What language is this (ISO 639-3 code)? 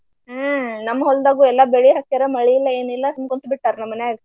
kan